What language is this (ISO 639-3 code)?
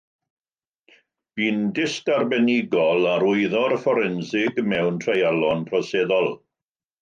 cym